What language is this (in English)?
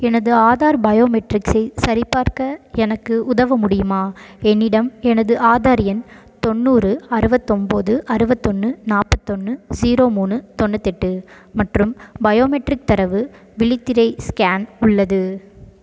Tamil